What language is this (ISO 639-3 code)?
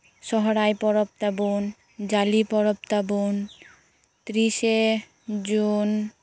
sat